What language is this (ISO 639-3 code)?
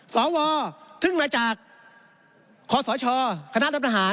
tha